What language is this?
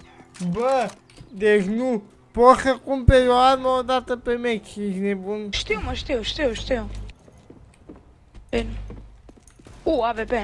Romanian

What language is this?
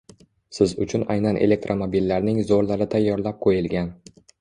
Uzbek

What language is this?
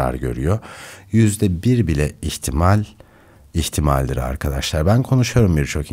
Turkish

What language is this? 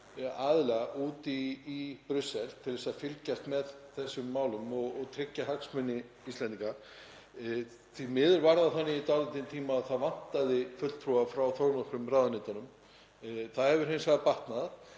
Icelandic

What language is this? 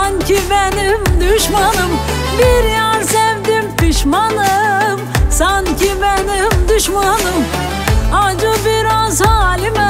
Turkish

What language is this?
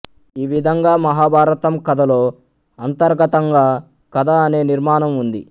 Telugu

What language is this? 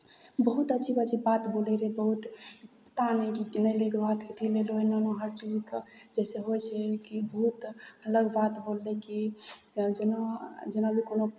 Maithili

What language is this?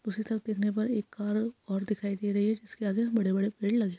Hindi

